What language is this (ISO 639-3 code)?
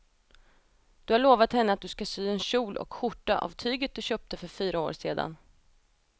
swe